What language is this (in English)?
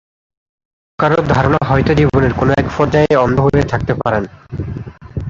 Bangla